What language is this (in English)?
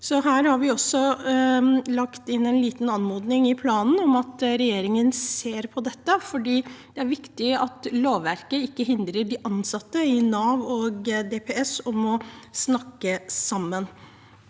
Norwegian